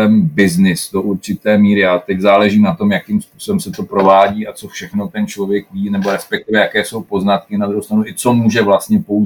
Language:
Czech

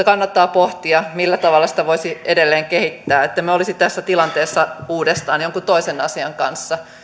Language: Finnish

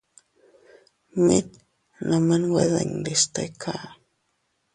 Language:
Teutila Cuicatec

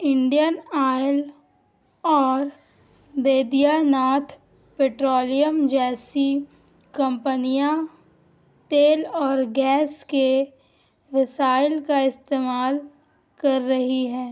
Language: Urdu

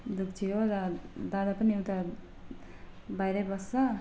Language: Nepali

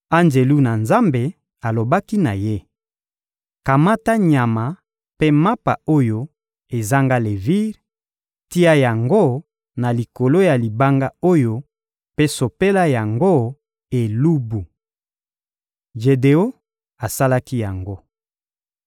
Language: Lingala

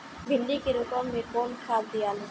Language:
Bhojpuri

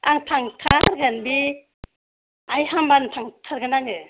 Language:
Bodo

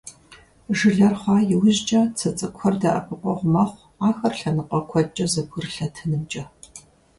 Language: Kabardian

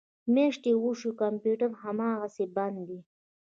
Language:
Pashto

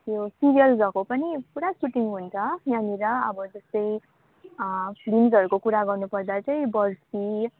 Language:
Nepali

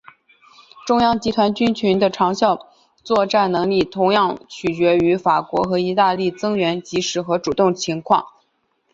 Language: Chinese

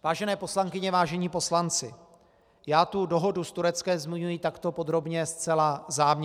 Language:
Czech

